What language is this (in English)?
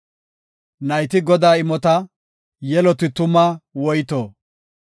Gofa